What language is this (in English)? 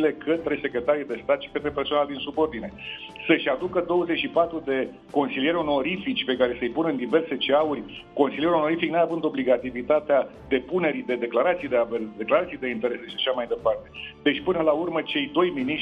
Romanian